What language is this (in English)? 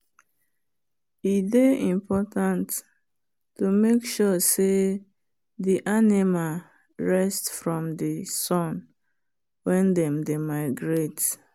Nigerian Pidgin